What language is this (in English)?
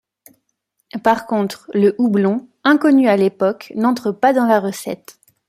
French